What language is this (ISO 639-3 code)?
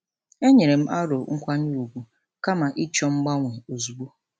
ibo